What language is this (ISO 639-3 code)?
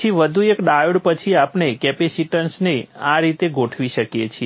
guj